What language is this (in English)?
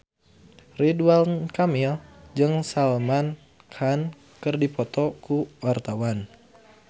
Sundanese